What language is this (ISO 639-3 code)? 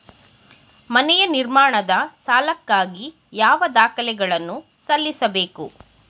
kan